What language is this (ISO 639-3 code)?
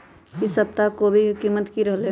mag